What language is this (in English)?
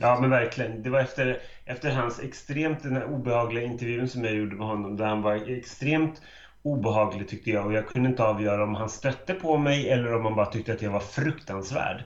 Swedish